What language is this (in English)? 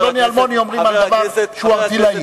Hebrew